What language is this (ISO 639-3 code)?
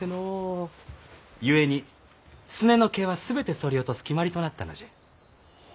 jpn